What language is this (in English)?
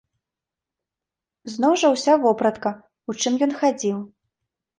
Belarusian